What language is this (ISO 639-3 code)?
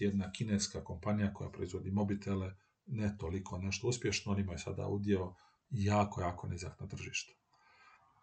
hrv